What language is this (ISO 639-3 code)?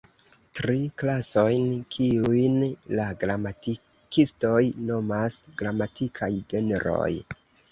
epo